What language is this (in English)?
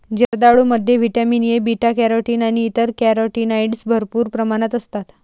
Marathi